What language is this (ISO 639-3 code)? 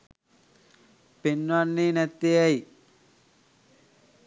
sin